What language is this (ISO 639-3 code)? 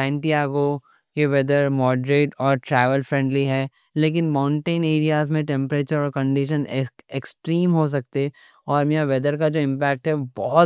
dcc